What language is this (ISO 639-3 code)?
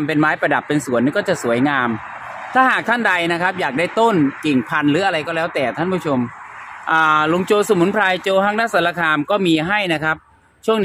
tha